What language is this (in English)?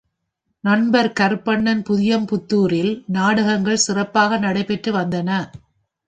Tamil